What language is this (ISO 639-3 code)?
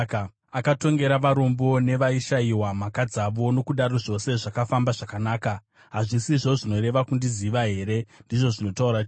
sna